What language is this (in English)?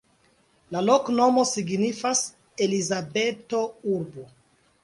Esperanto